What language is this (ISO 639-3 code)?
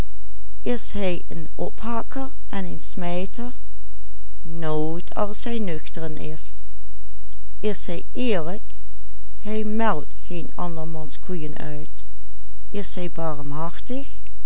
nld